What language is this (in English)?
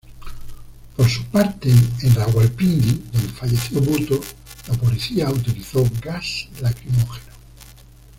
Spanish